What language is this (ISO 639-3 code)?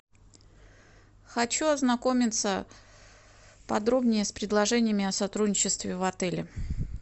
rus